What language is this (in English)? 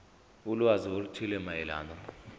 Zulu